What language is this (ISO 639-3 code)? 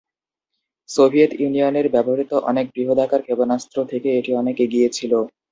ben